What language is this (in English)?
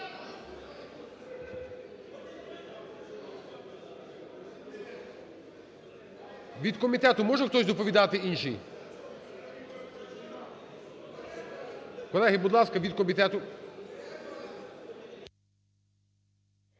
Ukrainian